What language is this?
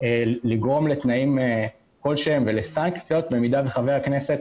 Hebrew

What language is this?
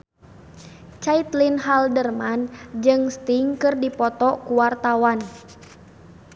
Sundanese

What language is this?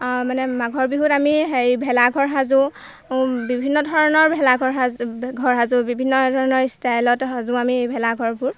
Assamese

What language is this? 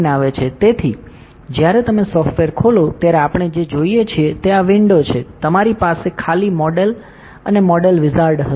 Gujarati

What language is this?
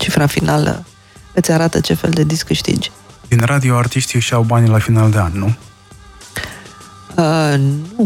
Romanian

